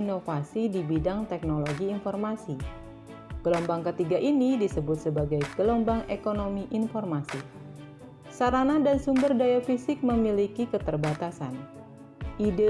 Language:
Indonesian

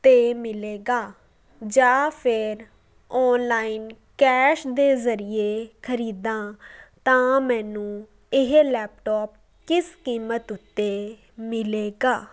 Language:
Punjabi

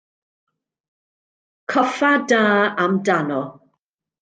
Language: Welsh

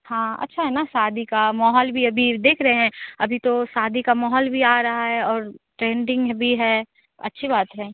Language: Hindi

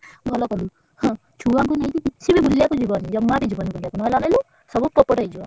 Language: Odia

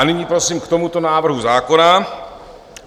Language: Czech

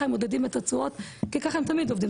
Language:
Hebrew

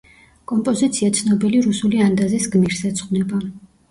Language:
Georgian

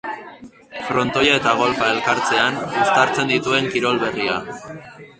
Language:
Basque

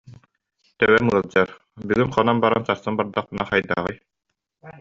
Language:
Yakut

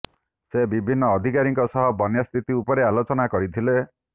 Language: Odia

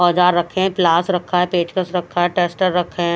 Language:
Hindi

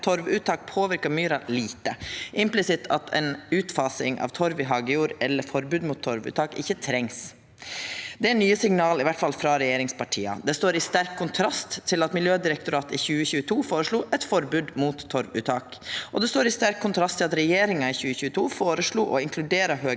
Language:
Norwegian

